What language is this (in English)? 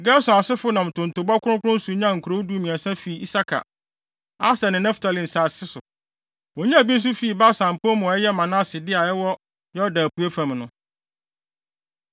Akan